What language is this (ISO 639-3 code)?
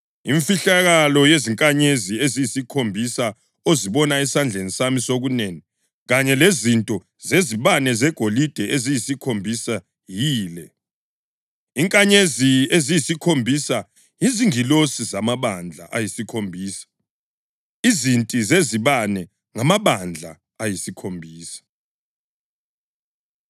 nde